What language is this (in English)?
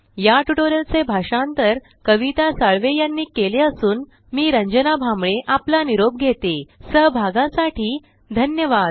Marathi